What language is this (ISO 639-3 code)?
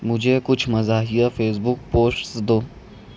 urd